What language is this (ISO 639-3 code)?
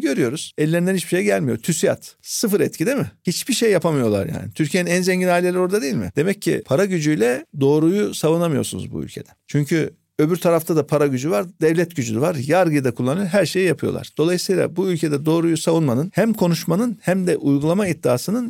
tur